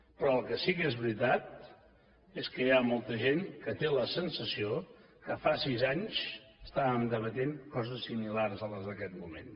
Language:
Catalan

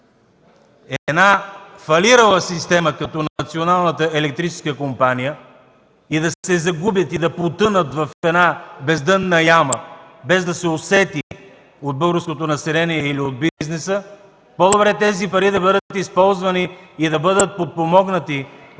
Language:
Bulgarian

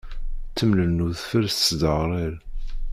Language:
Kabyle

